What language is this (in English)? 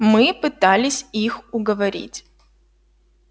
Russian